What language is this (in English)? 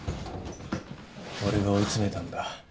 Japanese